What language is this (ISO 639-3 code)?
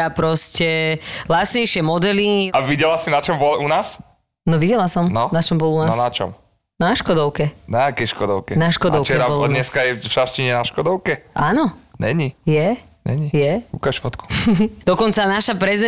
slk